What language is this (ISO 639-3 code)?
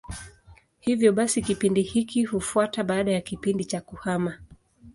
swa